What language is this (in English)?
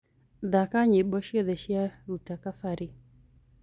Kikuyu